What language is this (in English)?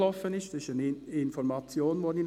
Swiss German